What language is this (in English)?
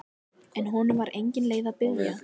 Icelandic